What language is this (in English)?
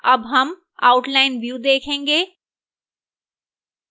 Hindi